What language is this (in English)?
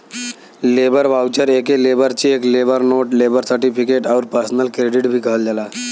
Bhojpuri